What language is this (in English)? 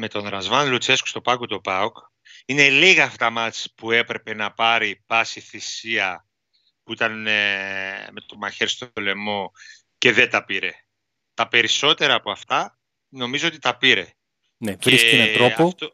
Greek